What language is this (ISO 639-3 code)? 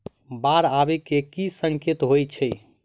mai